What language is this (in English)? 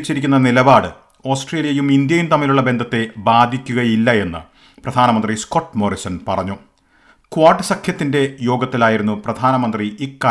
Malayalam